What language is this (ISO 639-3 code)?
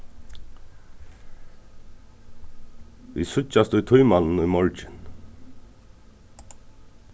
fao